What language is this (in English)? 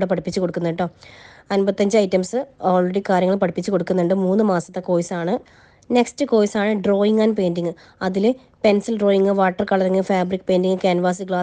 Turkish